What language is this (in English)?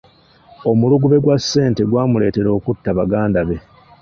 Ganda